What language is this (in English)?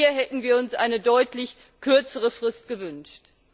German